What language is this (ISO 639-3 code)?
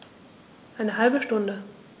deu